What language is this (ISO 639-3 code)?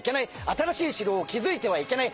jpn